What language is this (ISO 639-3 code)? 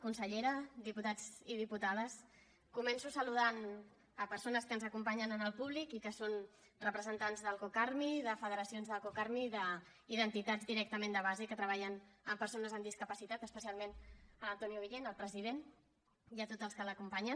cat